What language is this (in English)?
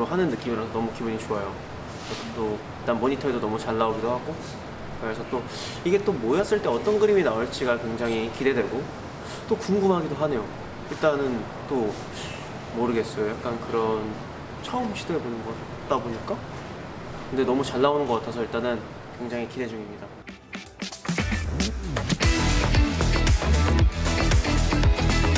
Korean